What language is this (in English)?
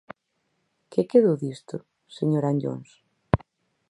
Galician